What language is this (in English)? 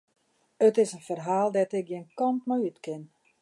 Western Frisian